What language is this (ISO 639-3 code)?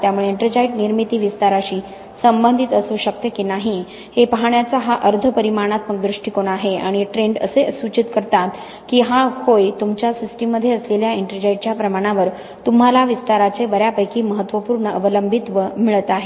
mar